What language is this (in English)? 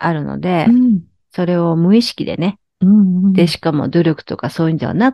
Japanese